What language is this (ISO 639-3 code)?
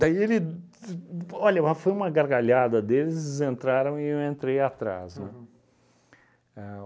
por